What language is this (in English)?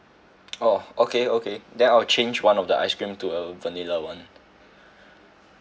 English